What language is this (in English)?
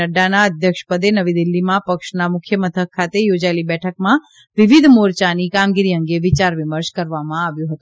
Gujarati